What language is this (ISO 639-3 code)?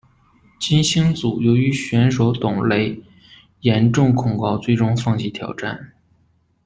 zho